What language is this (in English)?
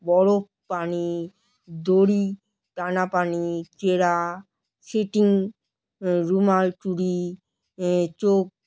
Bangla